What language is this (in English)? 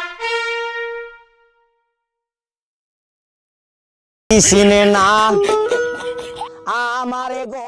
Indonesian